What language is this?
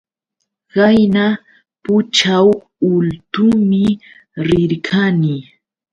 Yauyos Quechua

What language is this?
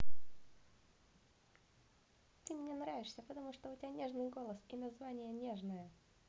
Russian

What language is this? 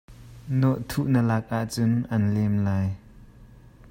Hakha Chin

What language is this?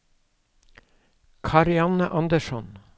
Norwegian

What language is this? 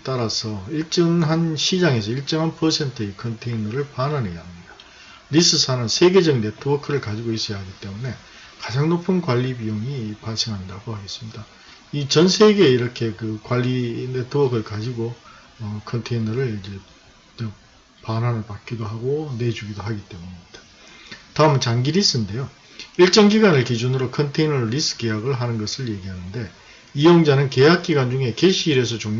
Korean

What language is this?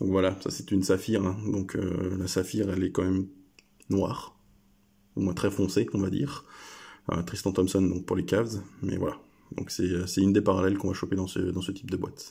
French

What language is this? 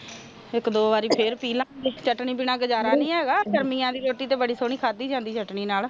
Punjabi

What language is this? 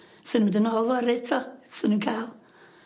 Welsh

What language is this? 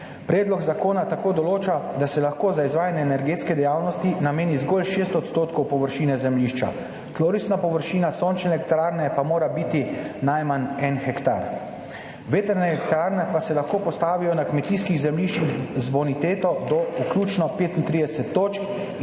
Slovenian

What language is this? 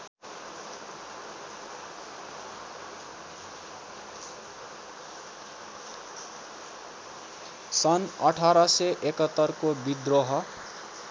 Nepali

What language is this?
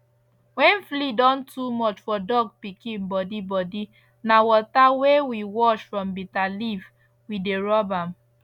Nigerian Pidgin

